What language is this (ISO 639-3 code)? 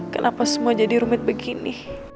ind